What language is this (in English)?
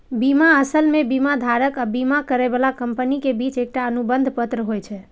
Maithili